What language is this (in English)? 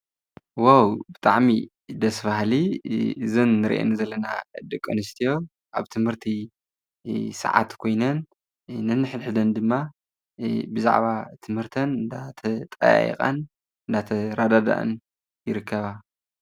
Tigrinya